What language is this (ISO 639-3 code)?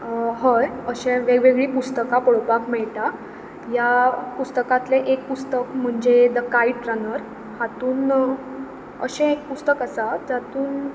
kok